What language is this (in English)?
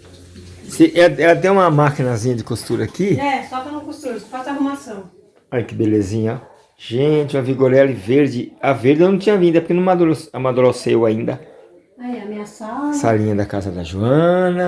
Portuguese